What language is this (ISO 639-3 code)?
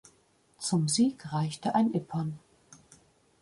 deu